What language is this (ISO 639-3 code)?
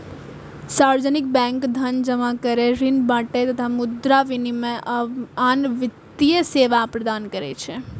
mai